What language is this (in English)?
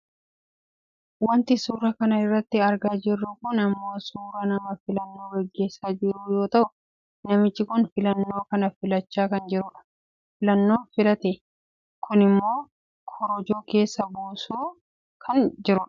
Oromo